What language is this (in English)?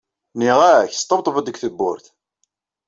Kabyle